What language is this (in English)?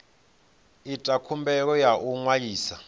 Venda